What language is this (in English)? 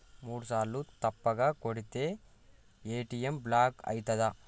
Telugu